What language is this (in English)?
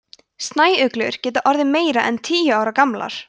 Icelandic